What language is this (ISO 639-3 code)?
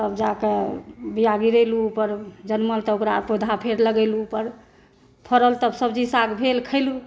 mai